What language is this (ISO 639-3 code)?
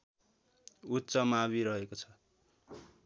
nep